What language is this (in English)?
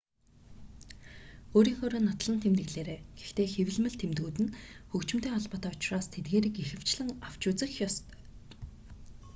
Mongolian